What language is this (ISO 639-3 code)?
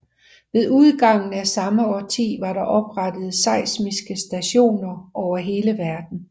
dan